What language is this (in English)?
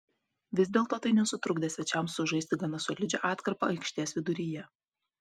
Lithuanian